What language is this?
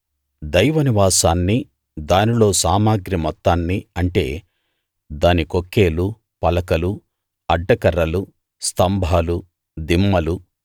Telugu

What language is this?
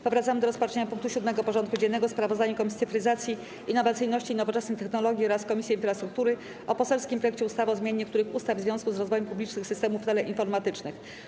Polish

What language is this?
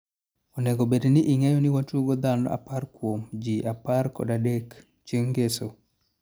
Luo (Kenya and Tanzania)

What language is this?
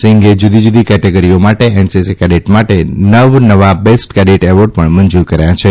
Gujarati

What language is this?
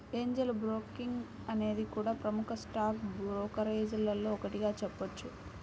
Telugu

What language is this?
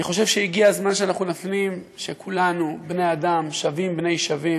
Hebrew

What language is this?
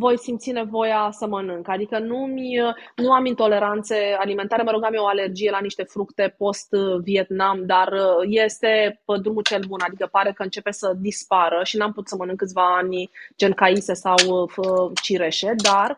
Romanian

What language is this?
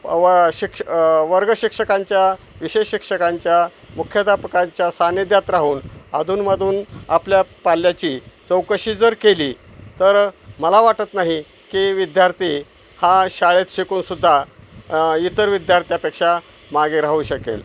Marathi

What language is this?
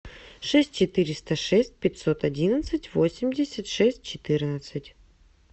Russian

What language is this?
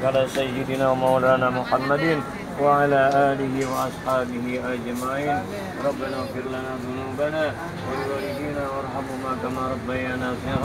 Indonesian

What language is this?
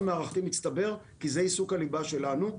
Hebrew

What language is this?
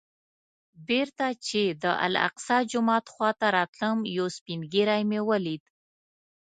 Pashto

